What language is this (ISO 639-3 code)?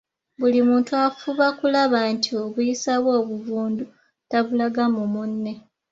lug